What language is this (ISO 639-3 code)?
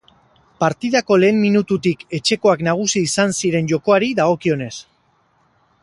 eus